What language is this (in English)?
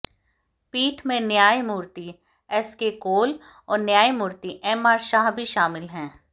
Hindi